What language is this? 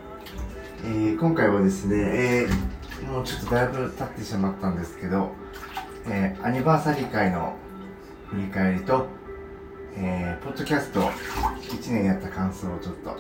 Japanese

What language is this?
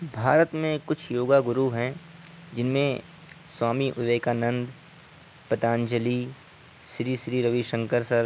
Urdu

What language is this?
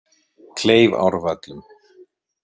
Icelandic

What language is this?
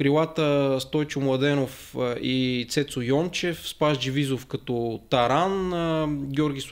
Bulgarian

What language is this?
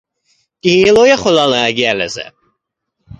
Hebrew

